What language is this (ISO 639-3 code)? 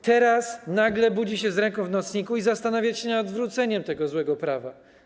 pol